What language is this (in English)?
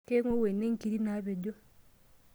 Masai